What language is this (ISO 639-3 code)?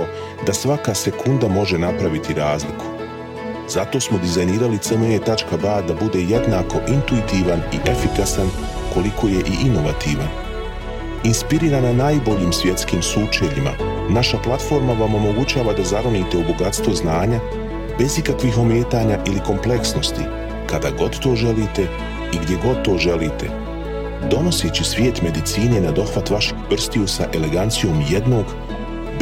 hrv